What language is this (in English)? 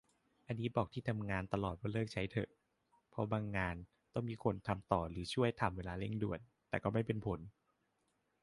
Thai